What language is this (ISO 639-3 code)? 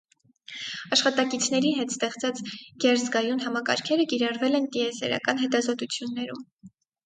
hye